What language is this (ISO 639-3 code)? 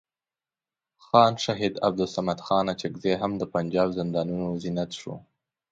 pus